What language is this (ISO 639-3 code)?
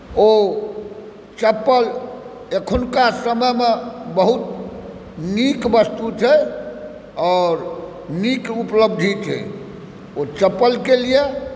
mai